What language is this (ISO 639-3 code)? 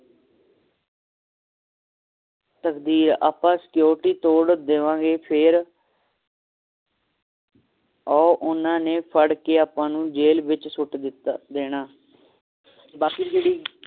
pan